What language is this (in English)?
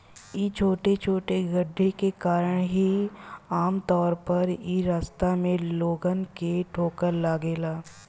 Bhojpuri